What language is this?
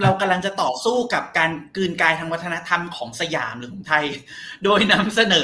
Thai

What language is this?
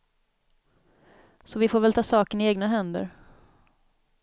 Swedish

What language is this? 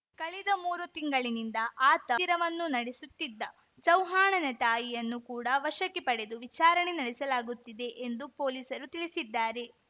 Kannada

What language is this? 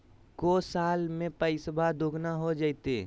Magahi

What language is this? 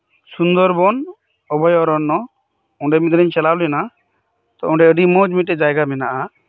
Santali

